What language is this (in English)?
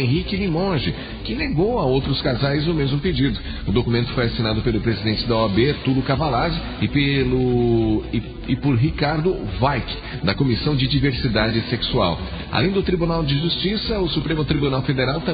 Portuguese